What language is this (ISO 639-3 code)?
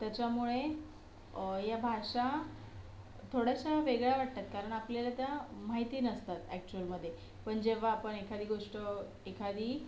mar